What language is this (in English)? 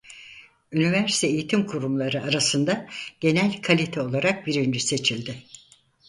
Turkish